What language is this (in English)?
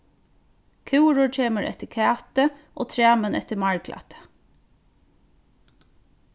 Faroese